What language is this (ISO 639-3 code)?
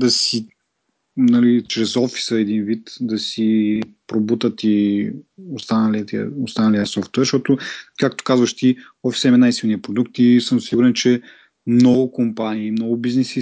bul